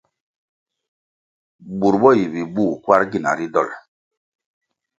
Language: Kwasio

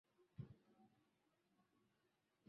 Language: Swahili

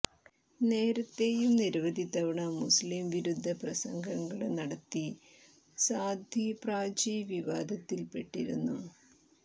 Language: Malayalam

